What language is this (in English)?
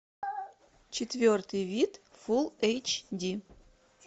Russian